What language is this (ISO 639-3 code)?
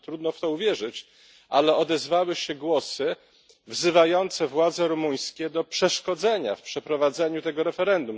pol